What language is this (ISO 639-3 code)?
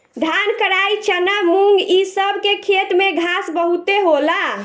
bho